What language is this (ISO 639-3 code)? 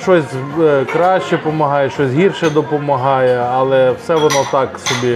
ukr